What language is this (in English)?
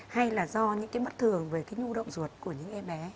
Vietnamese